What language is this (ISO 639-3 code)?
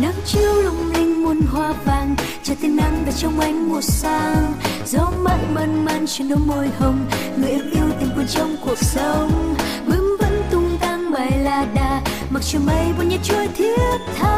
vie